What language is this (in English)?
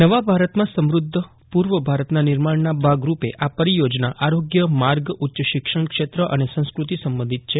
Gujarati